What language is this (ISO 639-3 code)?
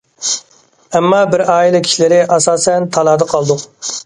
uig